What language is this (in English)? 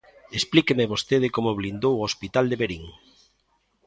Galician